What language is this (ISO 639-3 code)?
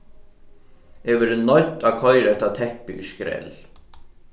fao